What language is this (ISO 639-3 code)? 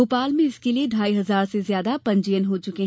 hin